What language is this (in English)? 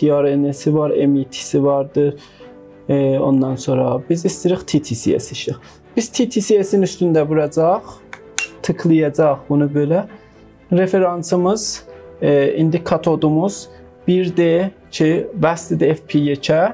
Turkish